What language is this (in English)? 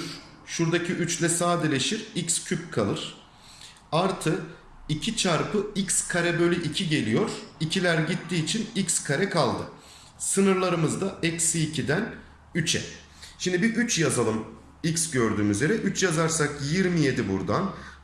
Turkish